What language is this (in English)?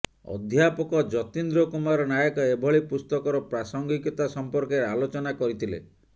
Odia